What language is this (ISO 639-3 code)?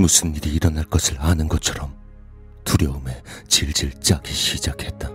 kor